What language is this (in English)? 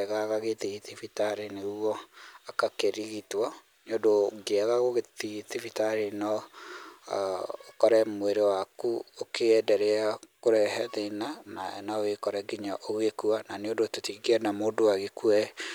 Kikuyu